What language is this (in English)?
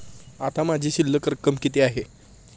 Marathi